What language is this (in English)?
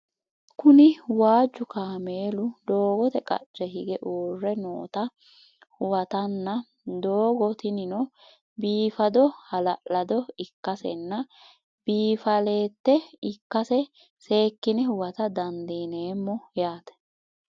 Sidamo